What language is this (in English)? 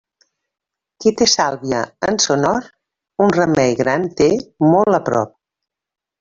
Catalan